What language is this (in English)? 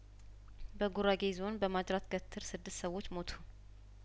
Amharic